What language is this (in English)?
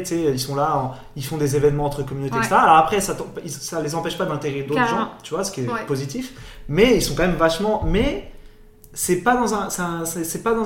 French